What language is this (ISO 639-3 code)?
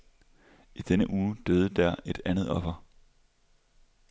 dan